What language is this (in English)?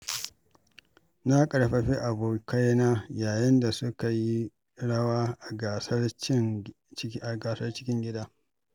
Hausa